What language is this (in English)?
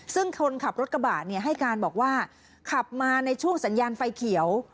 Thai